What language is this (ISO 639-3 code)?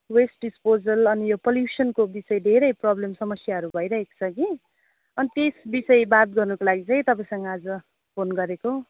nep